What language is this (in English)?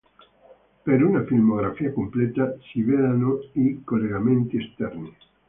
Italian